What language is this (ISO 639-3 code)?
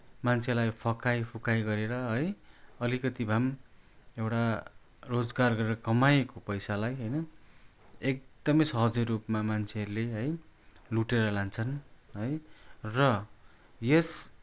nep